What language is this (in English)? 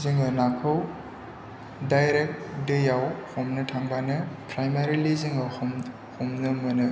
Bodo